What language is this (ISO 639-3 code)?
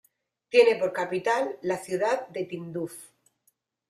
spa